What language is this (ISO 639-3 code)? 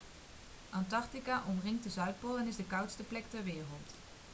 nld